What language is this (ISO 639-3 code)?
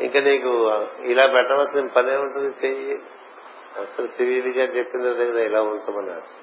tel